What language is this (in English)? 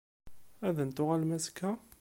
Kabyle